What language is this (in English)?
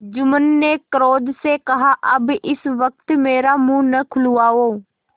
Hindi